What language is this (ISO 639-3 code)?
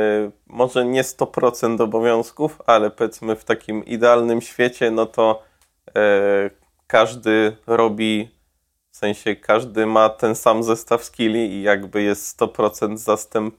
pol